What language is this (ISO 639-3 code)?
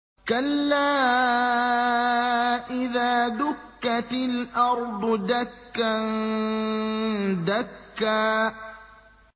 ara